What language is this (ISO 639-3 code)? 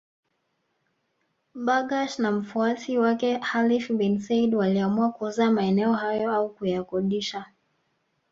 swa